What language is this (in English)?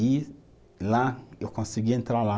Portuguese